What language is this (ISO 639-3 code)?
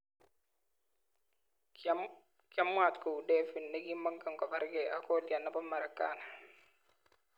kln